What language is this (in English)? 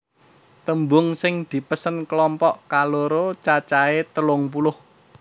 Javanese